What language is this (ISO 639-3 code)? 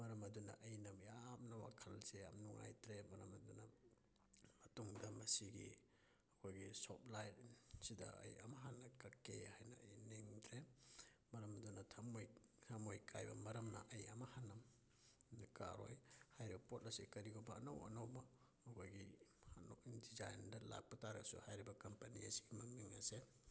mni